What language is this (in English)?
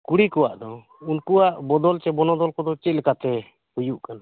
Santali